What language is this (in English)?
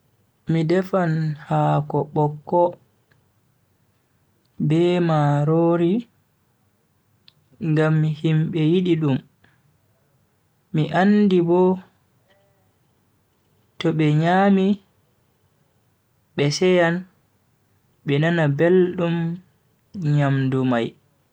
Bagirmi Fulfulde